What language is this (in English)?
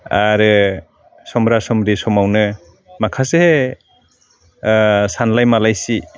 Bodo